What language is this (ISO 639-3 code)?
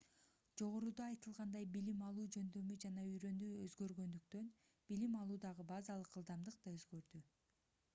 kir